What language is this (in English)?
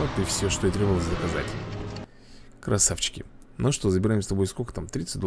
Russian